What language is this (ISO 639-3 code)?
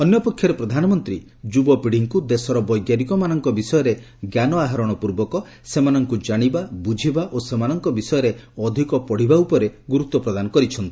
ori